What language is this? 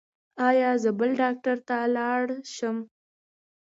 Pashto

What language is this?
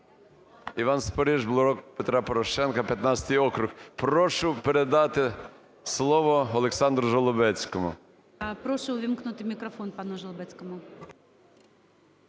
Ukrainian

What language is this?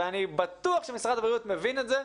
Hebrew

